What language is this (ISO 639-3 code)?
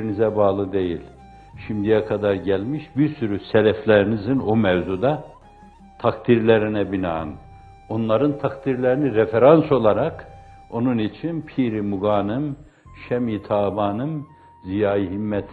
tur